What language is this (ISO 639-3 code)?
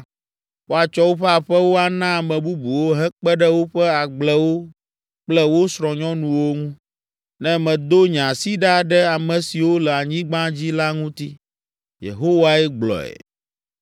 ewe